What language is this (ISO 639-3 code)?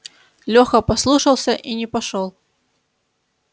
rus